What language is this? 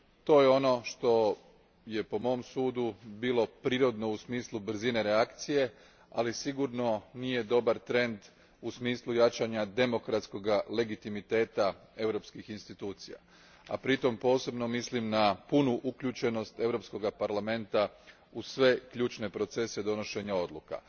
Croatian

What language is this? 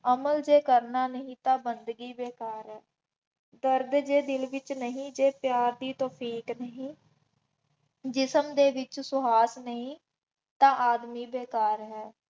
Punjabi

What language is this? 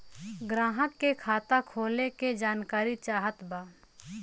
Bhojpuri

